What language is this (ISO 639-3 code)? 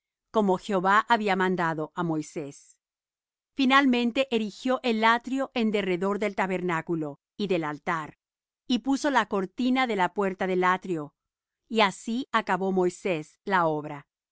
spa